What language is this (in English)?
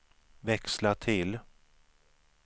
Swedish